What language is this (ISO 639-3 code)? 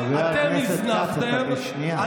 heb